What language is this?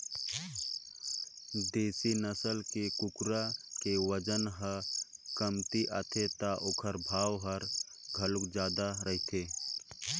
Chhattisgarhi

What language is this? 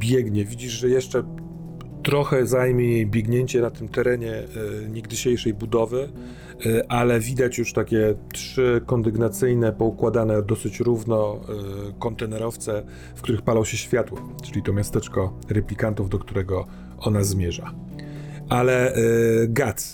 Polish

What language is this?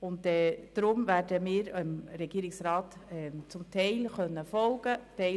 Swiss German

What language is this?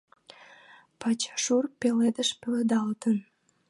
Mari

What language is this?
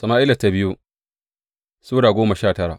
Hausa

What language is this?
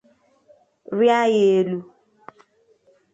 Igbo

